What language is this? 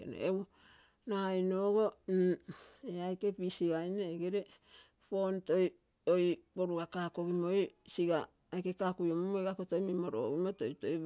Terei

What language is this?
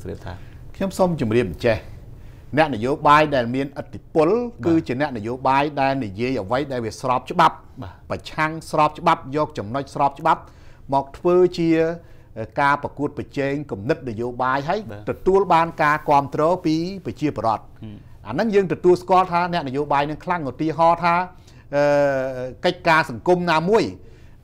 Thai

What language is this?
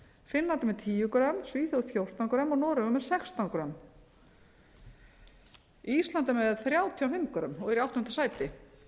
Icelandic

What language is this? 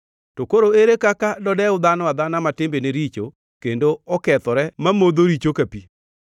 Luo (Kenya and Tanzania)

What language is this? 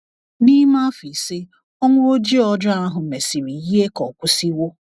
Igbo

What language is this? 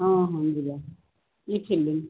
Odia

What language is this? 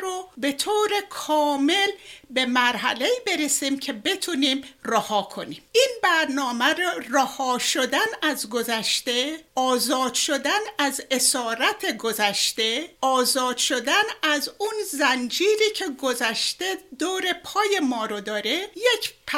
Persian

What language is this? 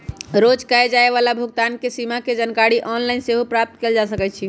Magahi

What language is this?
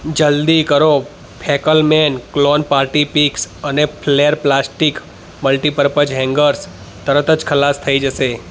Gujarati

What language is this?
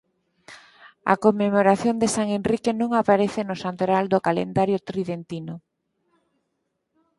Galician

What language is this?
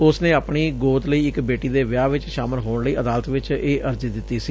Punjabi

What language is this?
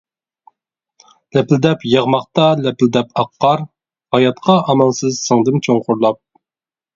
Uyghur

